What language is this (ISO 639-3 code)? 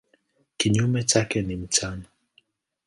swa